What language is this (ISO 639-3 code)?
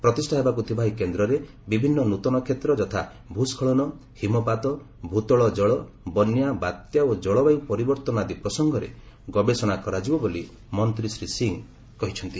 ori